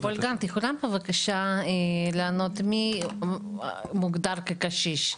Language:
Hebrew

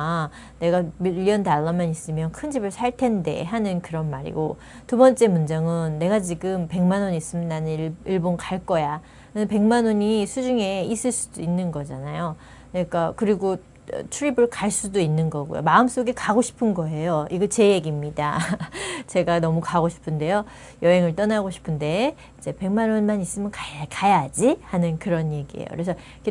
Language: Korean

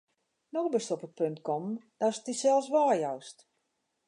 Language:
Western Frisian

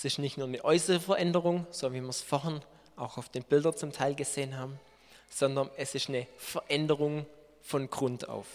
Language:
German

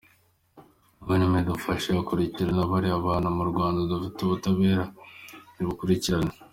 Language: Kinyarwanda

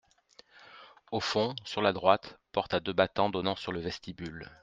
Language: French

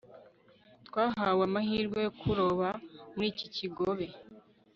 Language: Kinyarwanda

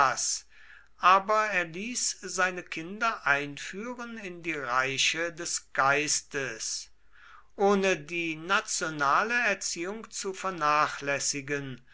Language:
German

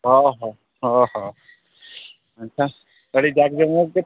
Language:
Santali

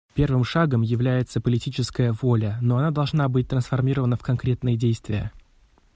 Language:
Russian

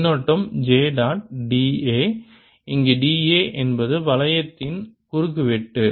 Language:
Tamil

